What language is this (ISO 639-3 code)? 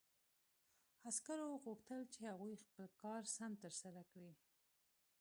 pus